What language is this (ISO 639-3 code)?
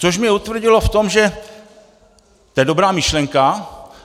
ces